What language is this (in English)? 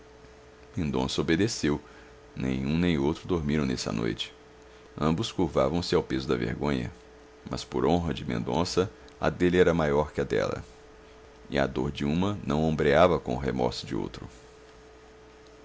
Portuguese